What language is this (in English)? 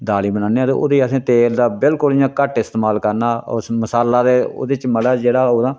Dogri